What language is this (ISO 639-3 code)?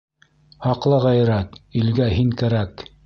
bak